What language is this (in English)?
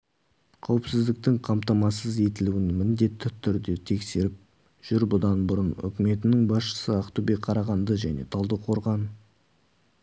Kazakh